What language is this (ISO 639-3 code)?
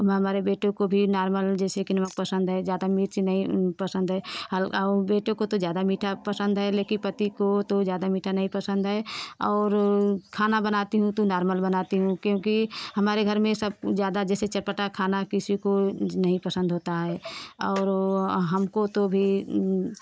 hin